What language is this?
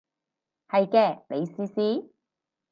Cantonese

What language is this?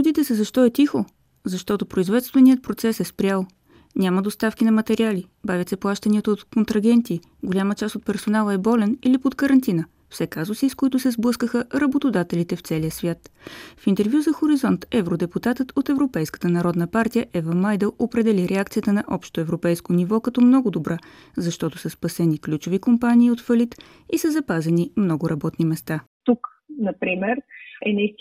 Bulgarian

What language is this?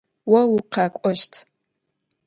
Adyghe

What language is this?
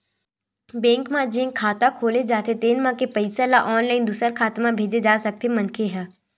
Chhattisgarhi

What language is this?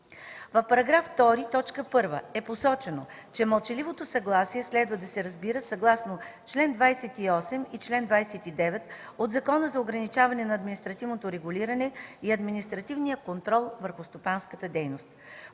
Bulgarian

